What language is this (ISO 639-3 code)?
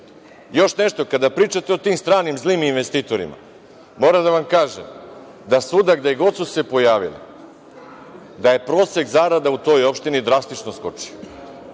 srp